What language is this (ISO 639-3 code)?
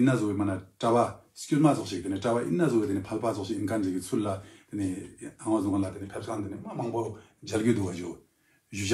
kor